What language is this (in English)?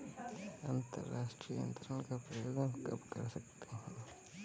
Hindi